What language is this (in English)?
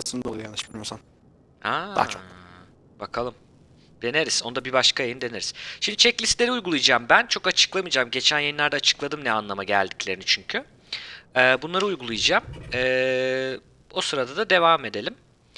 Turkish